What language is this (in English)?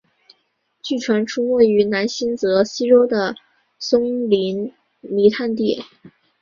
Chinese